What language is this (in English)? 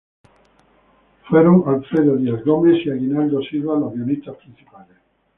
Spanish